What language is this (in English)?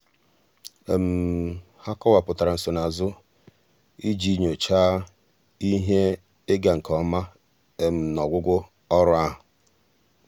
Igbo